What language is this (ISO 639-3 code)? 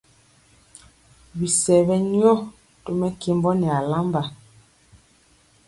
mcx